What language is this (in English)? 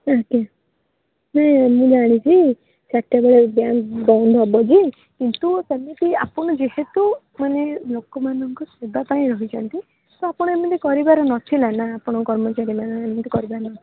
Odia